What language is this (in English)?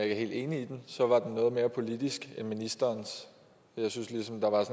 Danish